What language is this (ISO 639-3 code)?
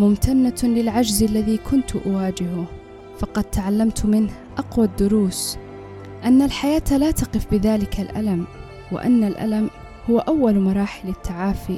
ara